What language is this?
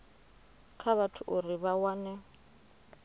Venda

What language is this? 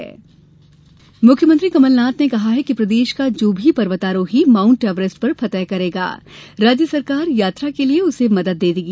Hindi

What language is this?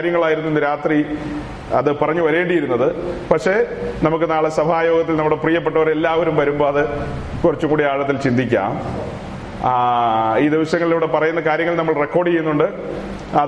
Malayalam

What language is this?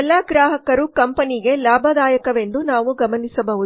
Kannada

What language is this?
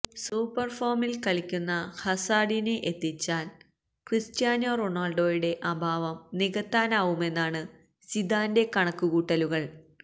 Malayalam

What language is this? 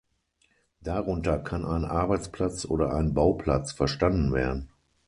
German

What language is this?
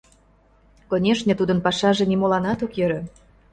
Mari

